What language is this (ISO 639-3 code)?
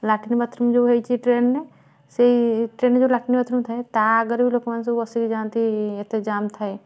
ori